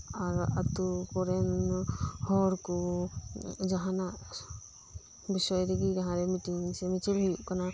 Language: Santali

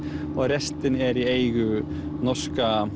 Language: Icelandic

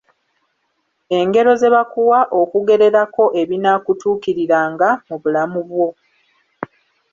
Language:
Ganda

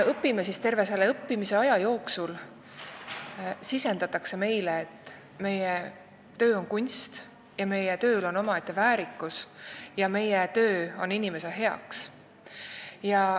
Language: Estonian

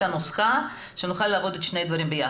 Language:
Hebrew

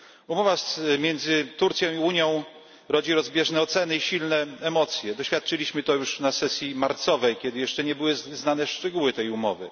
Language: Polish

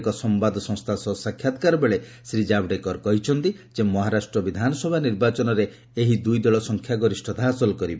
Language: Odia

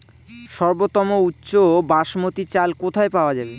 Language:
Bangla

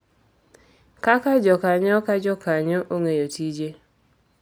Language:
Luo (Kenya and Tanzania)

